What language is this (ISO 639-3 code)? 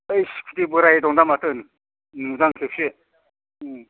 brx